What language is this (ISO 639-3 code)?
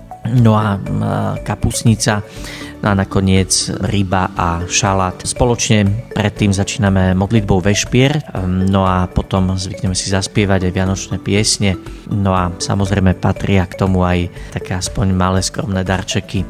slk